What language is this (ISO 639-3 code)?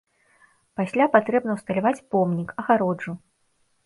bel